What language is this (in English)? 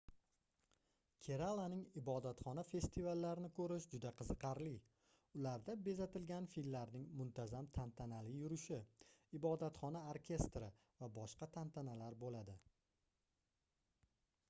Uzbek